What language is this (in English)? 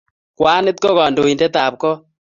Kalenjin